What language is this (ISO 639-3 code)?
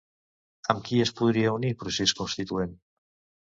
cat